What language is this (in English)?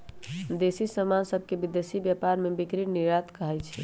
Magahi